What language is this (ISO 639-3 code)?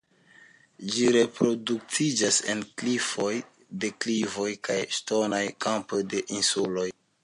epo